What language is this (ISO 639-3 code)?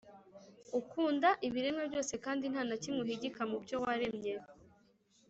kin